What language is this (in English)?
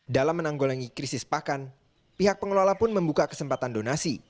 Indonesian